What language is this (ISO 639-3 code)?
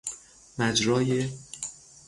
fas